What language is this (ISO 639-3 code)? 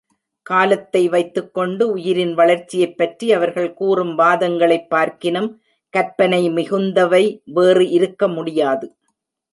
tam